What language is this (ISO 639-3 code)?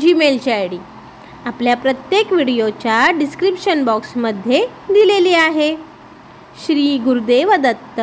hin